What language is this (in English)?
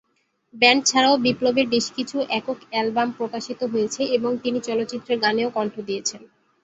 Bangla